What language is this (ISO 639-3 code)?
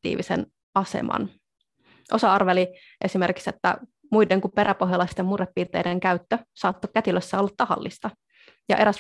fin